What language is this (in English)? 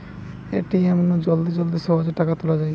Bangla